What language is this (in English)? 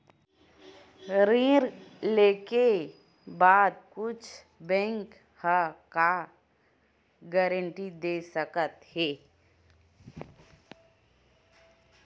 Chhattisgarhi